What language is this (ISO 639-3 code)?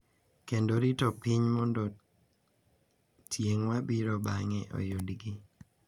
luo